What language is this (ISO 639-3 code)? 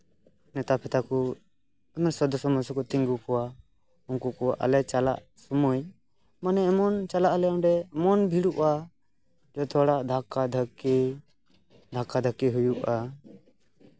sat